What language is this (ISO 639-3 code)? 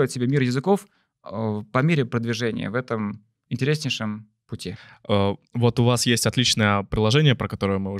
rus